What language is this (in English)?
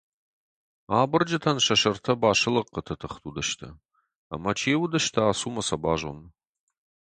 Ossetic